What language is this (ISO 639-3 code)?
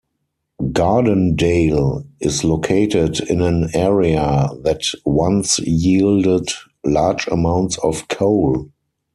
eng